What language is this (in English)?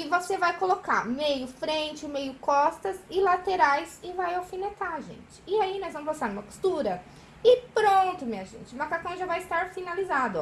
Portuguese